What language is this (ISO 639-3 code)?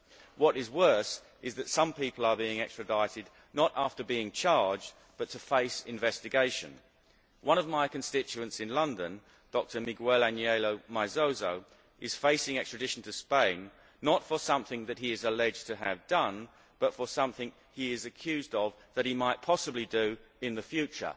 eng